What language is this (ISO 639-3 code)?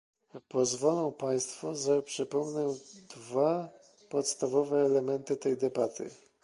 pol